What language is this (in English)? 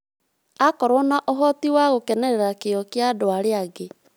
Kikuyu